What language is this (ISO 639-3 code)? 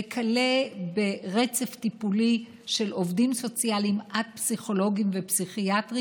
heb